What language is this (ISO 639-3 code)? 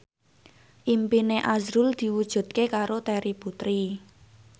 jav